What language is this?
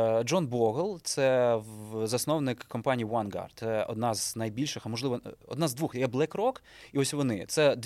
Ukrainian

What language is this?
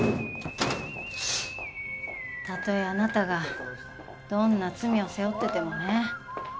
Japanese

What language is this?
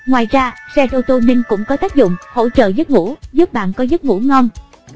Vietnamese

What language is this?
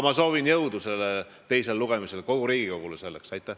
Estonian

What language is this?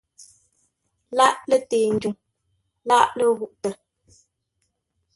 Ngombale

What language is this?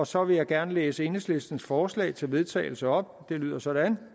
Danish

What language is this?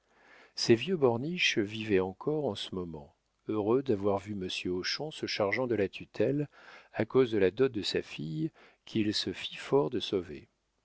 French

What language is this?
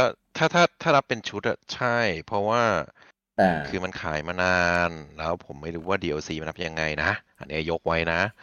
Thai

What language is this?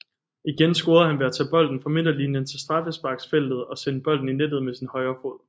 Danish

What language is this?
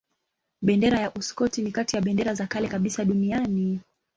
Swahili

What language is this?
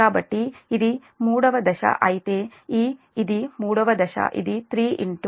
Telugu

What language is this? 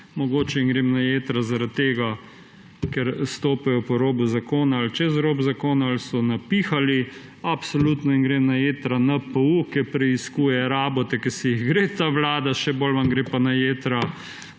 Slovenian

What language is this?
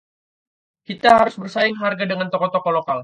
Indonesian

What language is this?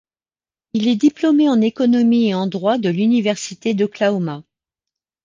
French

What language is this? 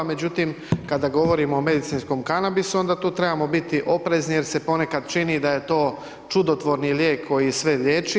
Croatian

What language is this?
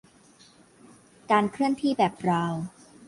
Thai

